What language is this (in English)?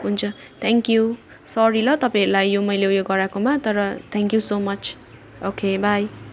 Nepali